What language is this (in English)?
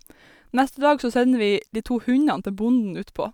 Norwegian